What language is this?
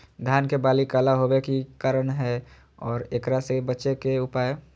Magahi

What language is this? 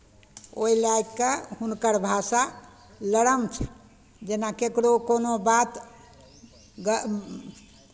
Maithili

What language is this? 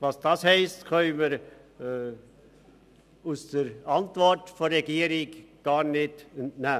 Swiss German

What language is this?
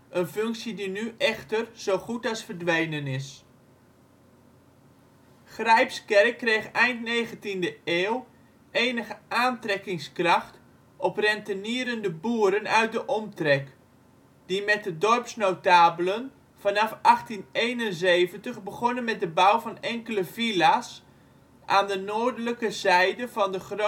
Dutch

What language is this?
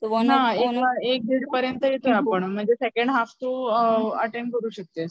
Marathi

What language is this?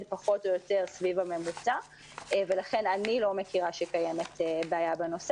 Hebrew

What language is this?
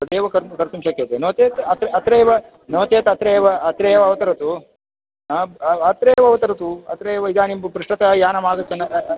Sanskrit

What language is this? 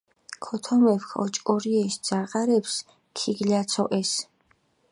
Mingrelian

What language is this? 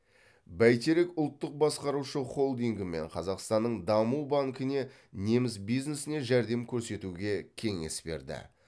Kazakh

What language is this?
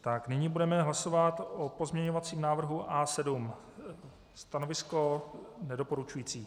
Czech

